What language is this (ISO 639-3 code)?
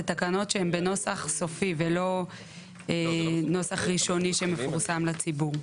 heb